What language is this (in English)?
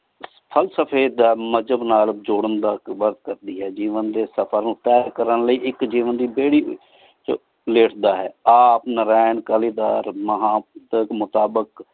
Punjabi